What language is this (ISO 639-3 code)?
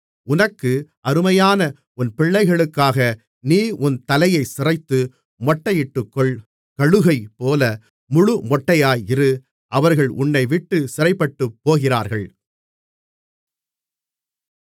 tam